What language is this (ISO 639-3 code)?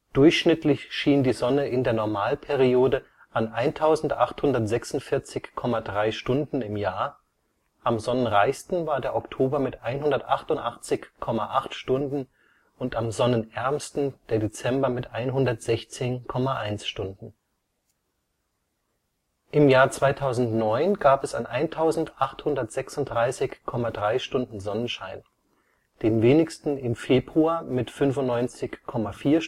deu